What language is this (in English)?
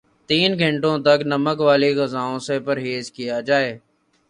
Urdu